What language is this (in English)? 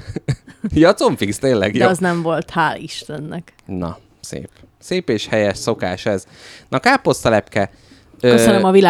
Hungarian